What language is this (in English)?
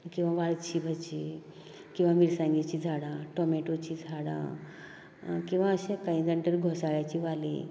Konkani